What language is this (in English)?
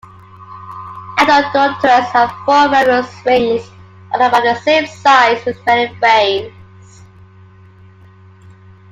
English